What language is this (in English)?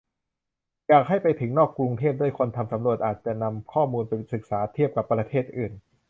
Thai